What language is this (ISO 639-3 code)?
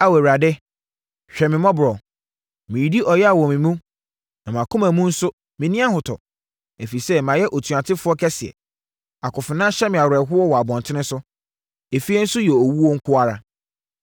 aka